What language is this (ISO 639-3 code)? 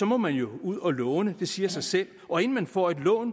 dan